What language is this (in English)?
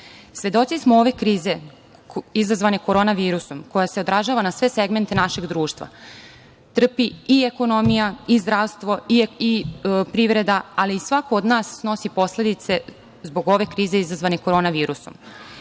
Serbian